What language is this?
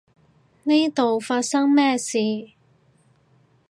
Cantonese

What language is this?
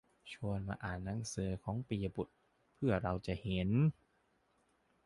Thai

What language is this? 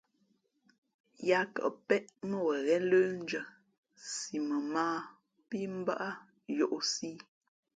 Fe'fe'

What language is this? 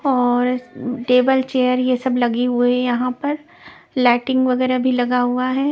Hindi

